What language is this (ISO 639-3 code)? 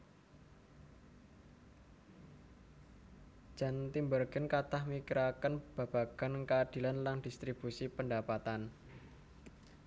jav